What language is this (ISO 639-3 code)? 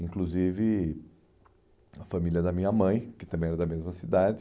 por